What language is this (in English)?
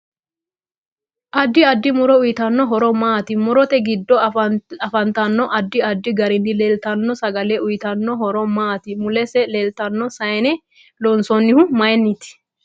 Sidamo